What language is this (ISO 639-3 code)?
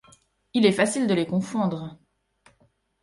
fra